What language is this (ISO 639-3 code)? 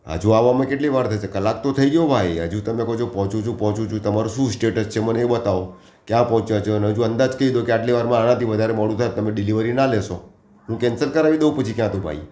guj